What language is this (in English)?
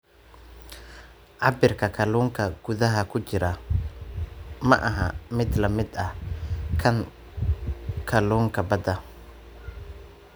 Somali